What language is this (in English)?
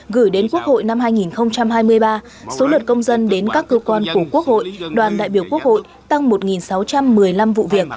Vietnamese